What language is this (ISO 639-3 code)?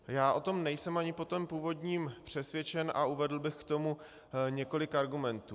ces